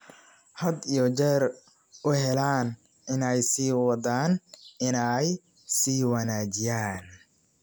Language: Somali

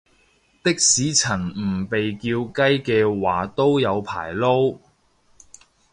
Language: Cantonese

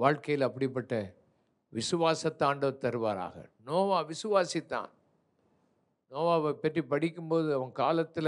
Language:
Tamil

